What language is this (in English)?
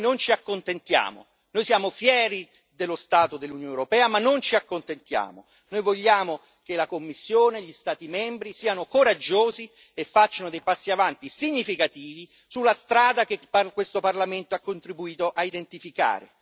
Italian